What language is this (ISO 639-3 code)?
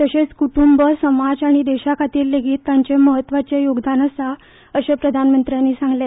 kok